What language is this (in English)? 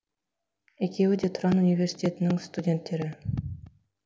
Kazakh